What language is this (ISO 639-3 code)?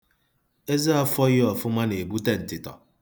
ibo